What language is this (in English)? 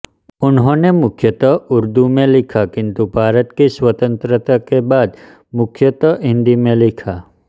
Hindi